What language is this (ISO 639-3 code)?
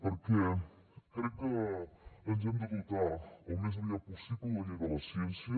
cat